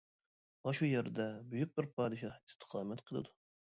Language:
Uyghur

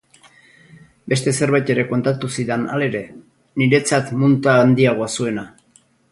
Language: Basque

